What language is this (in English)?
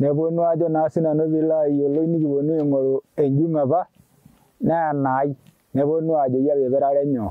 Indonesian